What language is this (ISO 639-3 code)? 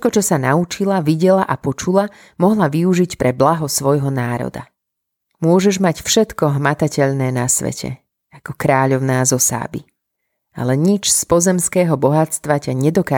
slk